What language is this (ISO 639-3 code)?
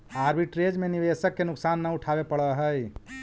mag